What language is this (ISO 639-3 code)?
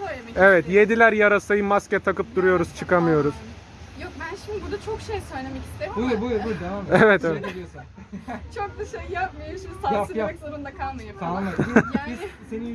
tur